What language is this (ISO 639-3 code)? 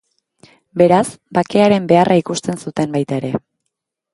eus